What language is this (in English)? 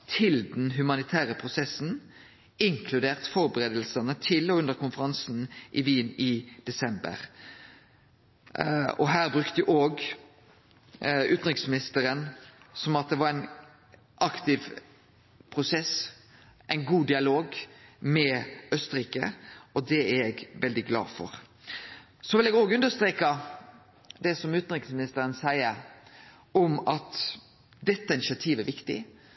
Norwegian Nynorsk